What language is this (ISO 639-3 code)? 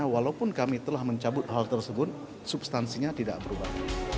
ind